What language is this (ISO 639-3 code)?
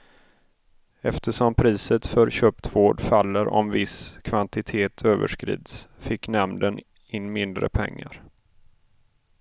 swe